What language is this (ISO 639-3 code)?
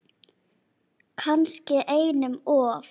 isl